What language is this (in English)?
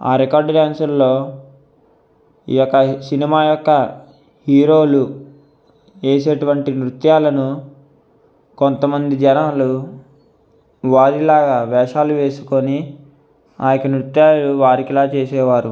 Telugu